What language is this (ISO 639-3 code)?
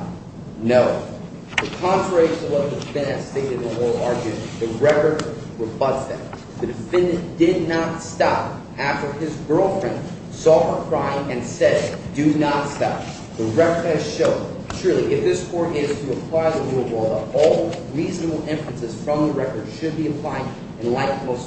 eng